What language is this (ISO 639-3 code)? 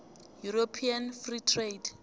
nbl